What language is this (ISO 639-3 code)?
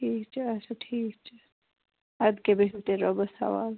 kas